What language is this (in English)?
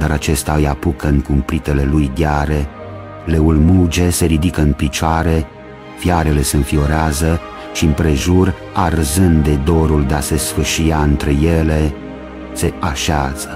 Romanian